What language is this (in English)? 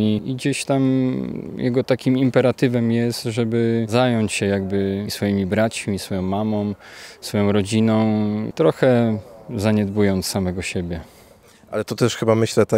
Polish